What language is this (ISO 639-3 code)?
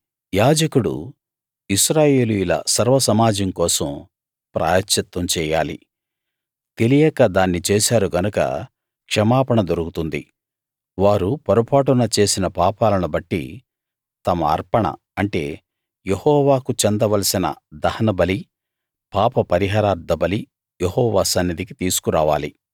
tel